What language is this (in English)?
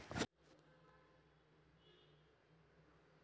Chhattisgarhi